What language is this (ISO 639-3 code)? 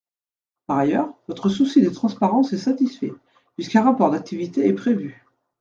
fra